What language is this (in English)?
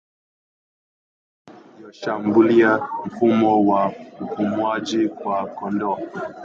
Swahili